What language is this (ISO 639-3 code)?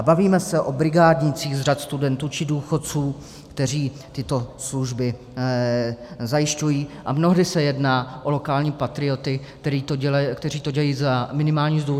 ces